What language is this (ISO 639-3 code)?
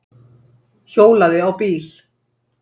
isl